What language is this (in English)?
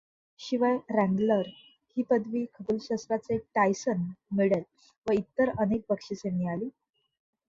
Marathi